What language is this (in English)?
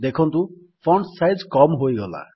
Odia